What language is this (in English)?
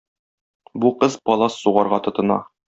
Tatar